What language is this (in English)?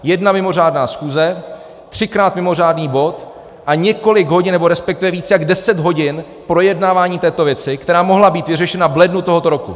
Czech